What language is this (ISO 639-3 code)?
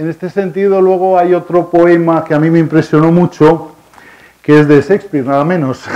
spa